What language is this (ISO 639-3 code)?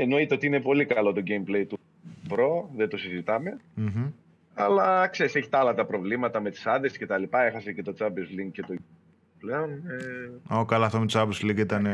ell